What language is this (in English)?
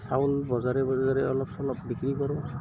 Assamese